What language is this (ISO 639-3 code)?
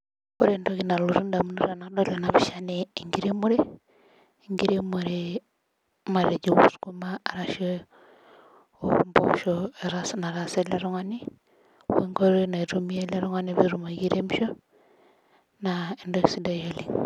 mas